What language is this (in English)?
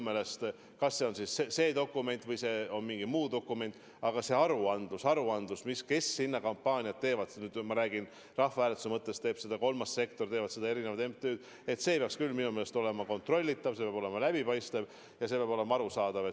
Estonian